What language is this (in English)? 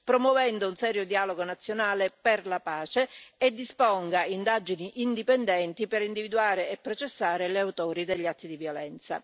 Italian